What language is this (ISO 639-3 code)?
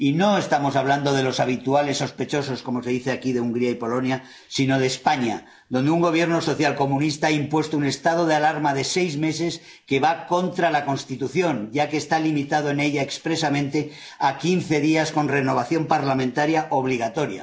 spa